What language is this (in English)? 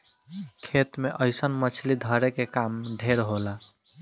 Bhojpuri